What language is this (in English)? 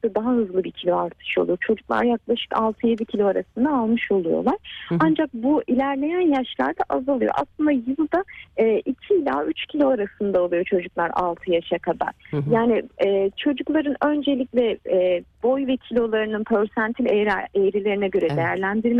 Turkish